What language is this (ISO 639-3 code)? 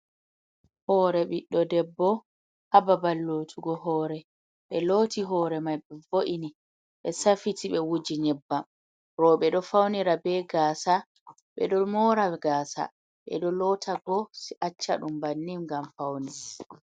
ful